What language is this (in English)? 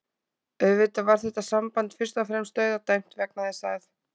Icelandic